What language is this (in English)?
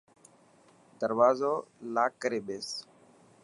Dhatki